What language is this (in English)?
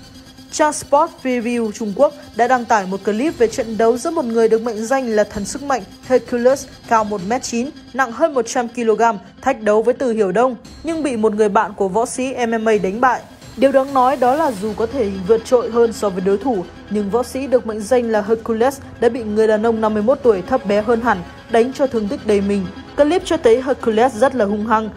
Vietnamese